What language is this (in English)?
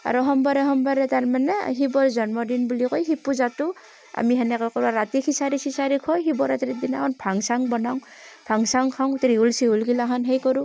Assamese